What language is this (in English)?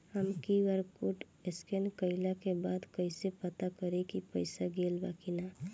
Bhojpuri